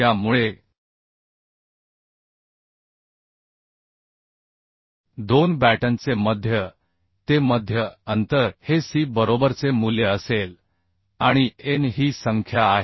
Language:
Marathi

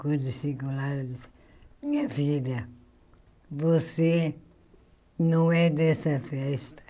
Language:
Portuguese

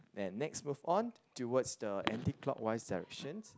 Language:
English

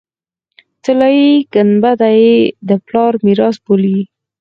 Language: Pashto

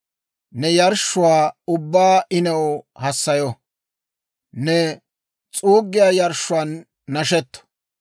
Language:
Dawro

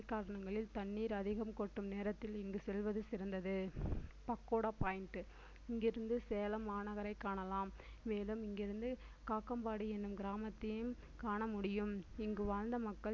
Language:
Tamil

